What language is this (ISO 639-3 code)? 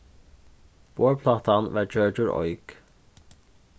fao